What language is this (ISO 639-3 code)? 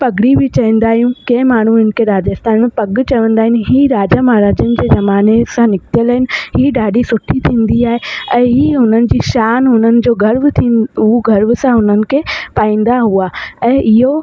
snd